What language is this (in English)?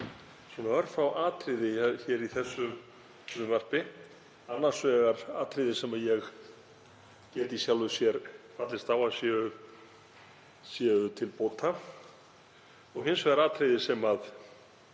Icelandic